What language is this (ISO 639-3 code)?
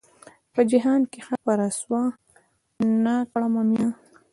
pus